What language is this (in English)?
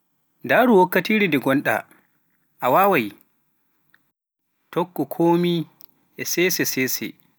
Pular